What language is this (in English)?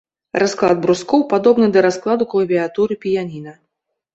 Belarusian